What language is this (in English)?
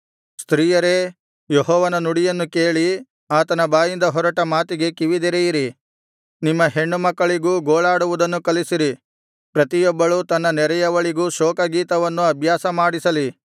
Kannada